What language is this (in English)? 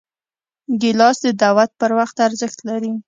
Pashto